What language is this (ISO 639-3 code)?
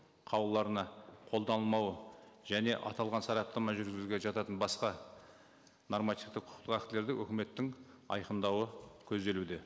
kaz